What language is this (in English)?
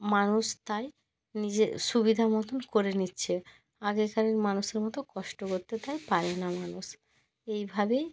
Bangla